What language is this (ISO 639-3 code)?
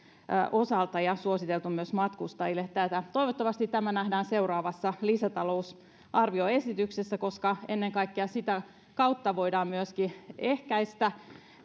fin